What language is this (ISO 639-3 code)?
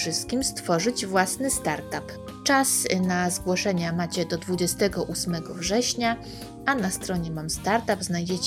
pol